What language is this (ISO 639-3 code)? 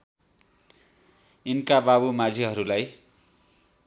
nep